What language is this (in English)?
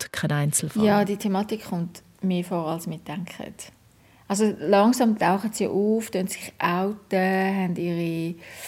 German